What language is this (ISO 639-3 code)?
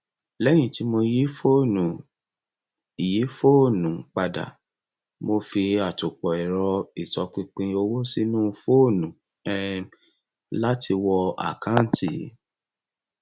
yor